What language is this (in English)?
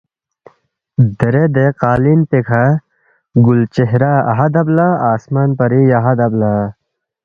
Balti